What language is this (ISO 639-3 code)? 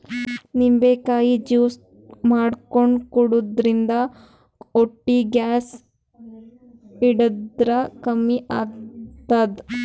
kan